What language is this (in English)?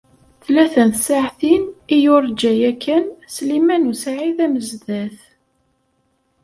Kabyle